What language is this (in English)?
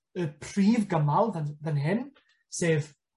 Welsh